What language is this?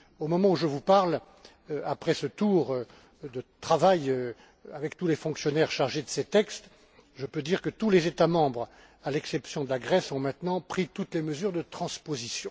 French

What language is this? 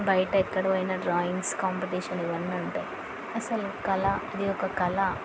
Telugu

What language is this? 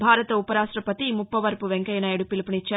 Telugu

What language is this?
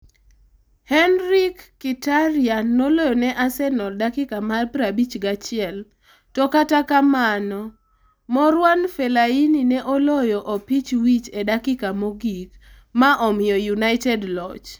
Luo (Kenya and Tanzania)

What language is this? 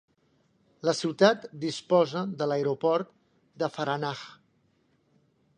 Catalan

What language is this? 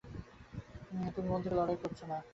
Bangla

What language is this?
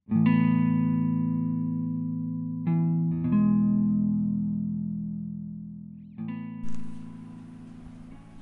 Hindi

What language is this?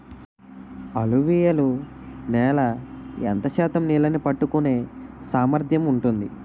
Telugu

